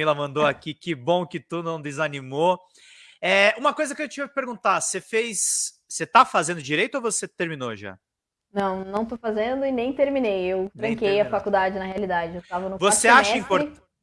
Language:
Portuguese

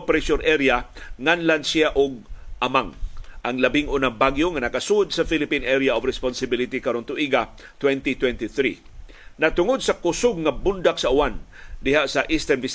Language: Filipino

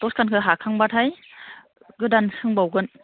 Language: Bodo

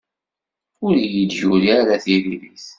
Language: Kabyle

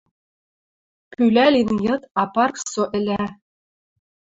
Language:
Western Mari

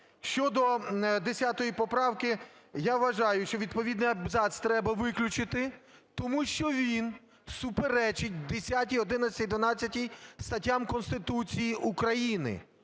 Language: Ukrainian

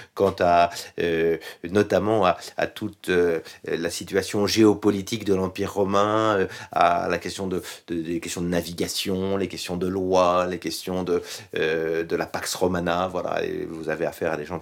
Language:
French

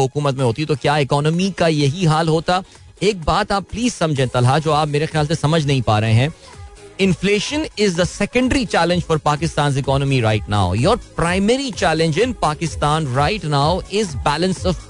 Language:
Hindi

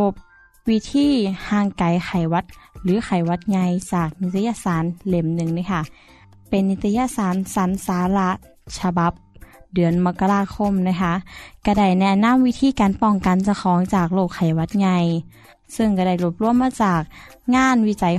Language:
Thai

